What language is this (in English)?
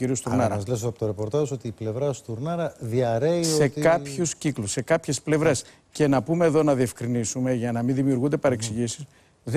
Greek